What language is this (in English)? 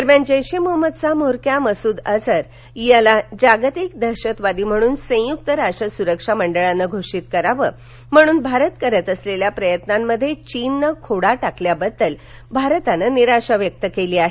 Marathi